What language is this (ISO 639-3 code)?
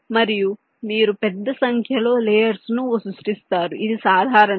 tel